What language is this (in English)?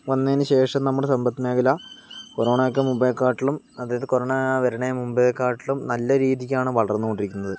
Malayalam